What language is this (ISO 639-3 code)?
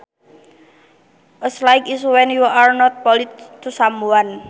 sun